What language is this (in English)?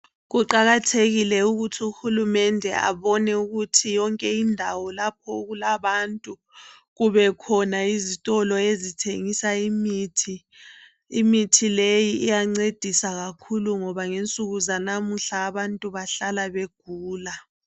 North Ndebele